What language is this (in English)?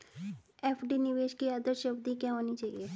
Hindi